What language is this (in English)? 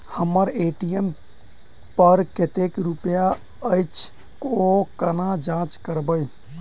Maithili